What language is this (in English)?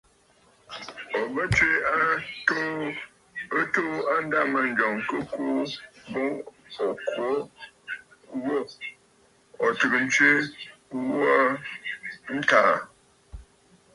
Bafut